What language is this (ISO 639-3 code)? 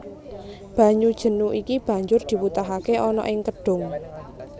jav